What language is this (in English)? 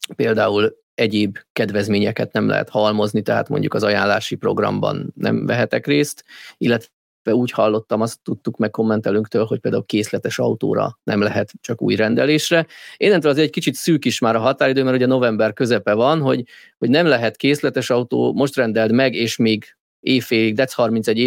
Hungarian